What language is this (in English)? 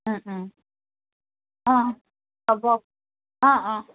Assamese